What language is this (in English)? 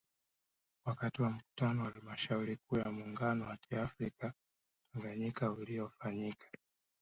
Swahili